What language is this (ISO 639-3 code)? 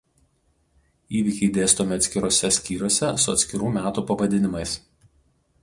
lit